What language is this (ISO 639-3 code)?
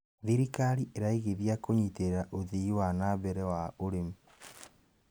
kik